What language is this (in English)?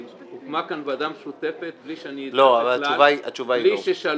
Hebrew